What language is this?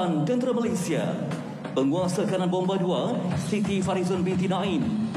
Malay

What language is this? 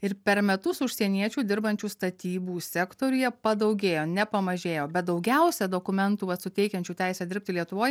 Lithuanian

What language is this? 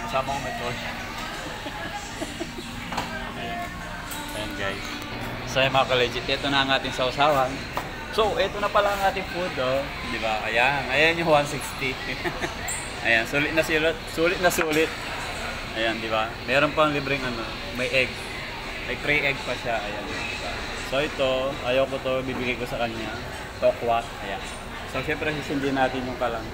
Filipino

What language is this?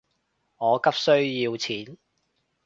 Cantonese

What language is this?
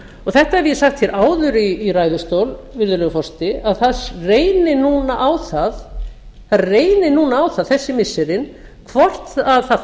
Icelandic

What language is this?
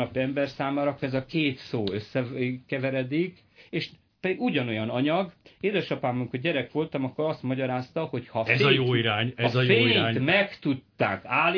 Hungarian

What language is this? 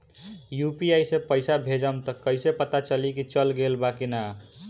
Bhojpuri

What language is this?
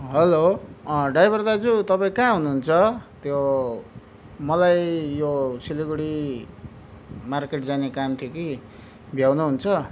Nepali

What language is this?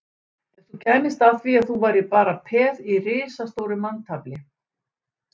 Icelandic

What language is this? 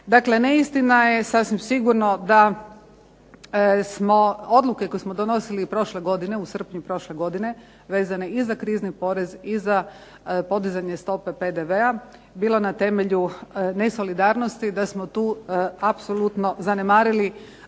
Croatian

